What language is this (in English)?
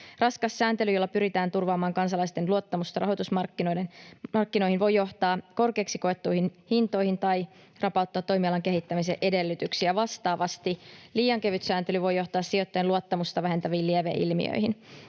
Finnish